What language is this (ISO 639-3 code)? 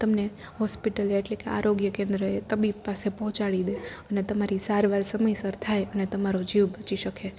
guj